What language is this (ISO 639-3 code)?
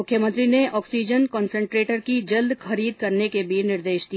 hin